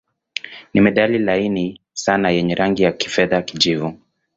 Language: Swahili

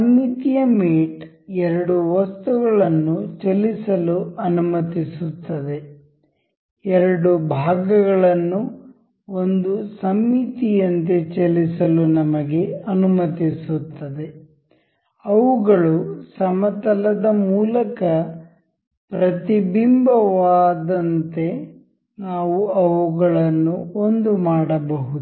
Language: Kannada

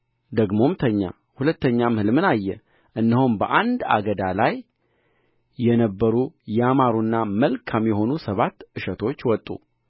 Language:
Amharic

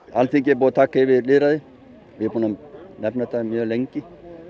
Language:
Icelandic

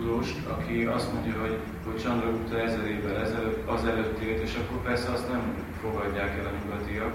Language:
Hungarian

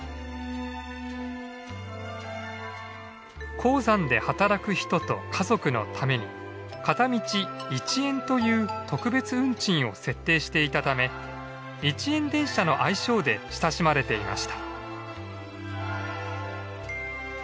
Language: Japanese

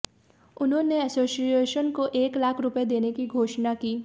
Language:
Hindi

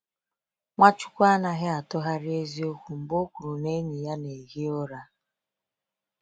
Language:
Igbo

